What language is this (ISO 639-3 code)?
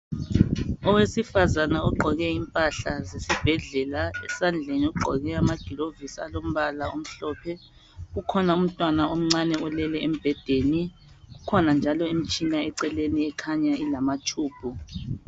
nde